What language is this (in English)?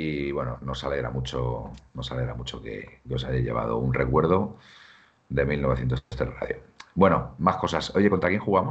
Spanish